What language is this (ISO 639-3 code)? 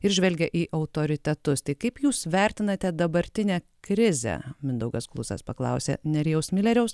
lit